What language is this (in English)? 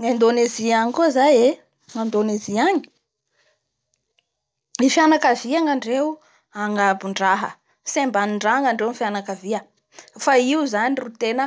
Bara Malagasy